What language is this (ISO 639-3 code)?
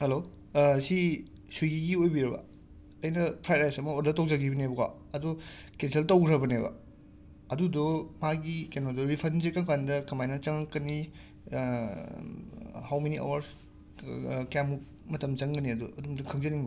mni